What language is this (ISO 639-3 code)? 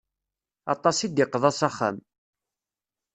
kab